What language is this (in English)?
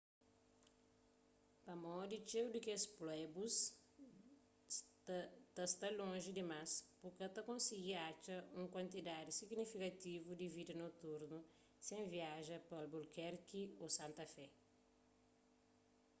Kabuverdianu